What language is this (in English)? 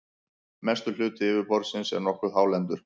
Icelandic